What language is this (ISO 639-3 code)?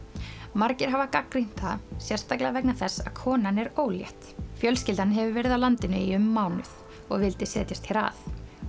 isl